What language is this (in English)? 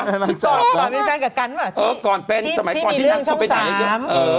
Thai